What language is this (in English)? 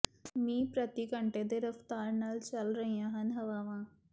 Punjabi